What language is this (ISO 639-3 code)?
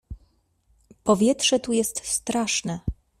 pol